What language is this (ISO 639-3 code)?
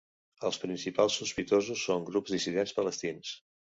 cat